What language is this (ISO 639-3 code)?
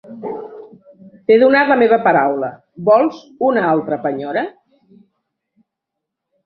cat